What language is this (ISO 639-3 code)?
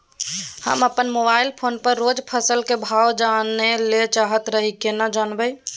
mai